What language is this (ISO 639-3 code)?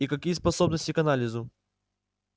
rus